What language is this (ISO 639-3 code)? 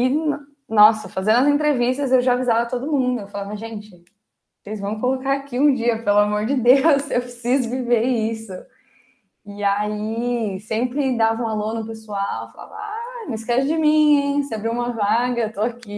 por